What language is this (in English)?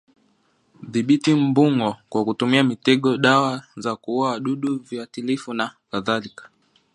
Swahili